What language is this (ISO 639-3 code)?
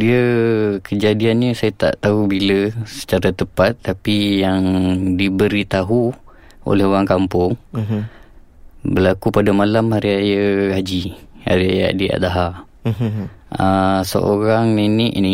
msa